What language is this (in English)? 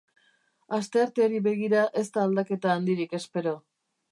Basque